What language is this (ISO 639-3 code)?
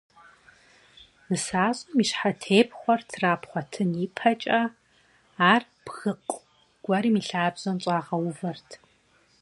kbd